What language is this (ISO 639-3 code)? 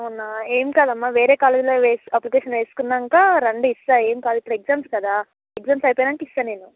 tel